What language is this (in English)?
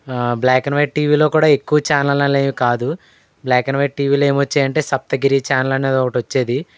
Telugu